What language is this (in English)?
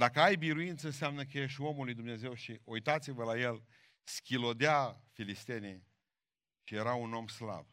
Romanian